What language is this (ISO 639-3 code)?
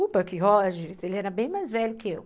por